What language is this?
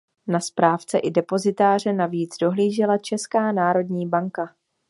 Czech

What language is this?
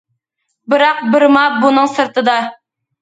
Uyghur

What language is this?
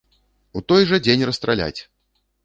Belarusian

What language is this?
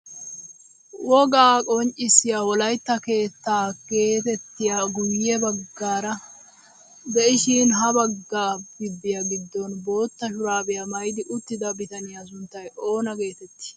Wolaytta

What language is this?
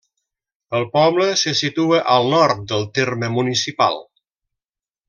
Catalan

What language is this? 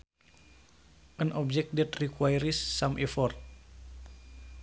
Sundanese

